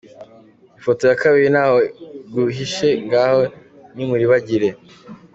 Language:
Kinyarwanda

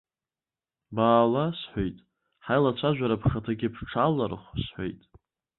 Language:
Abkhazian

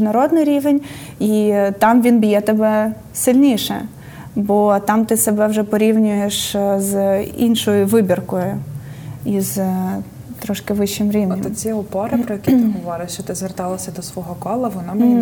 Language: Ukrainian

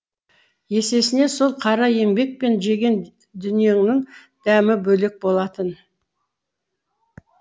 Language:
Kazakh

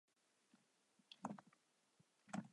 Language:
Chinese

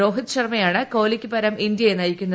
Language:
Malayalam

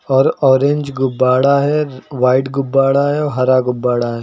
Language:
Hindi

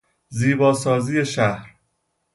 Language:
Persian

